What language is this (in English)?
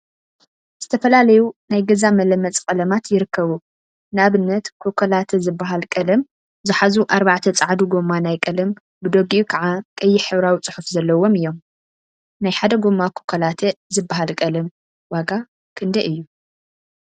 Tigrinya